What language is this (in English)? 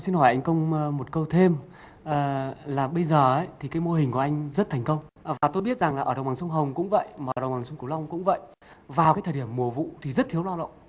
Vietnamese